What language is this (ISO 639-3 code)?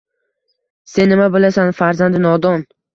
uzb